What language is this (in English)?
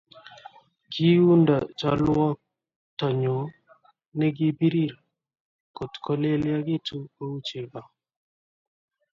Kalenjin